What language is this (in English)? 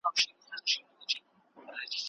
Pashto